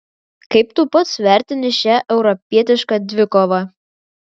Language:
Lithuanian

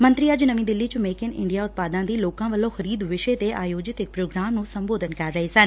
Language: Punjabi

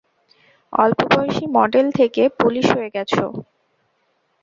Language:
Bangla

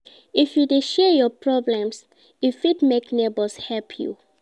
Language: Nigerian Pidgin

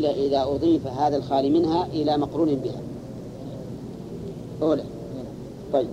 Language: Arabic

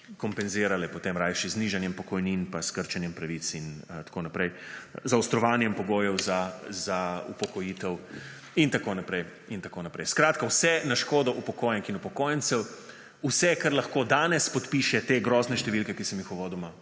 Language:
Slovenian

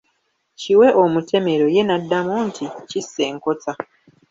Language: Ganda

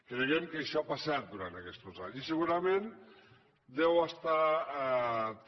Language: Catalan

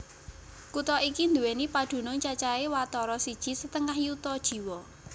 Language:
Javanese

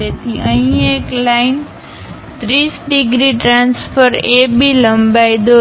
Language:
Gujarati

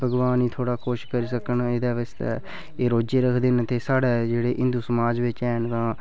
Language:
Dogri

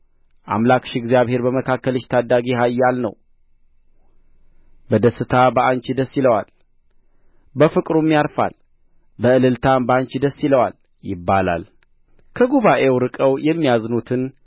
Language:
Amharic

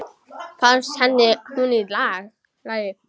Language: Icelandic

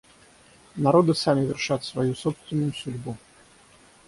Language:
Russian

